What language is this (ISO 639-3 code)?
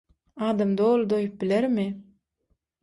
tuk